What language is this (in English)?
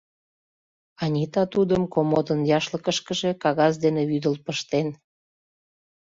Mari